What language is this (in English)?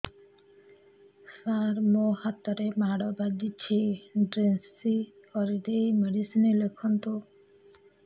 Odia